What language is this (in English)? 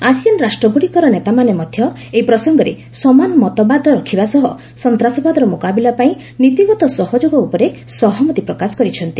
Odia